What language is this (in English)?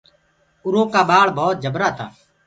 Gurgula